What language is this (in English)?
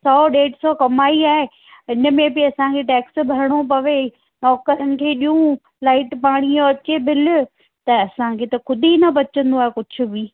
Sindhi